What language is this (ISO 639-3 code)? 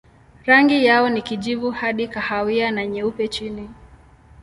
swa